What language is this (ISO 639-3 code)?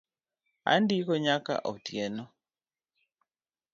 luo